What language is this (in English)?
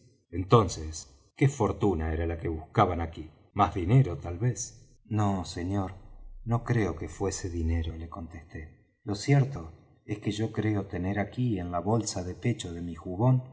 Spanish